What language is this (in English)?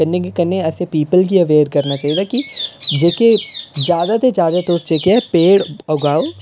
Dogri